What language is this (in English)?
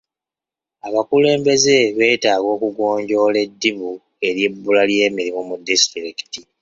Ganda